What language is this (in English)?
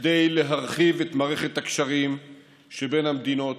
Hebrew